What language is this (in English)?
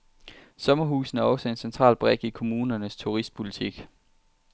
Danish